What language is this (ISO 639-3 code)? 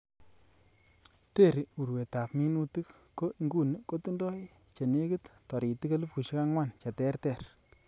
kln